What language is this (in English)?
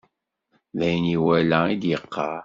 Kabyle